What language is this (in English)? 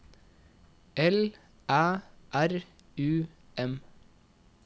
Norwegian